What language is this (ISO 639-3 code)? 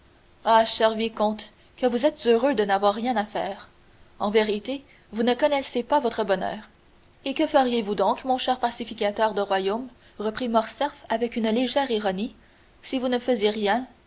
fra